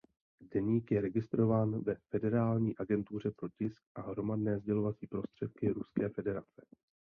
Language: Czech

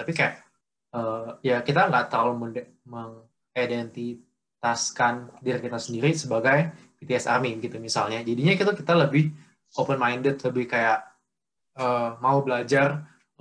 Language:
Indonesian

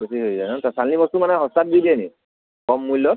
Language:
Assamese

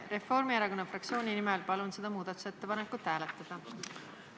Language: Estonian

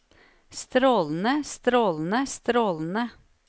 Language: Norwegian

